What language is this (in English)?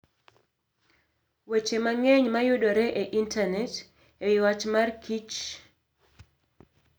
Luo (Kenya and Tanzania)